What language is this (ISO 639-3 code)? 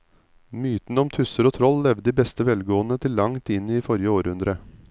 nor